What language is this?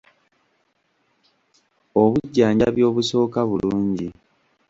Ganda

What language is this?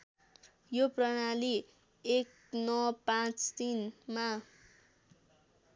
Nepali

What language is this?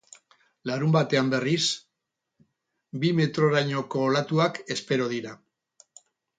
Basque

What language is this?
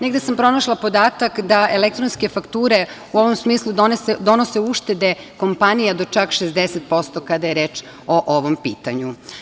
Serbian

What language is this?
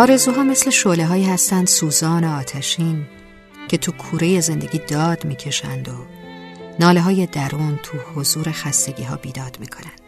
Persian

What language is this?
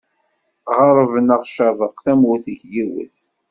Kabyle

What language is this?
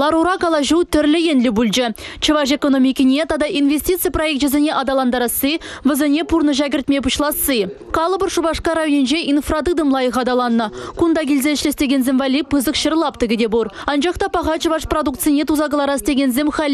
Russian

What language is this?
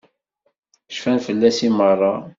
Kabyle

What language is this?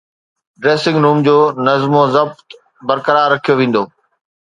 Sindhi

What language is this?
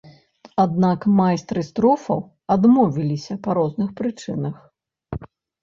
Belarusian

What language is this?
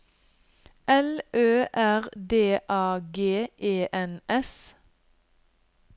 Norwegian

